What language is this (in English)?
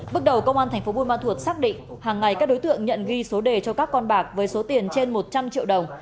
Vietnamese